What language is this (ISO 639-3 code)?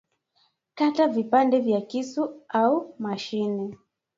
swa